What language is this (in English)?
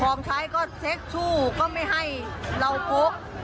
Thai